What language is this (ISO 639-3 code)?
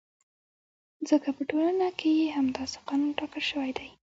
pus